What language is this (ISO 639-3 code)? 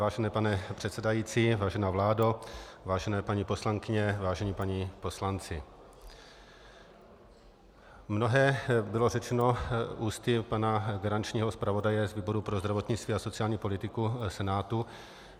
ces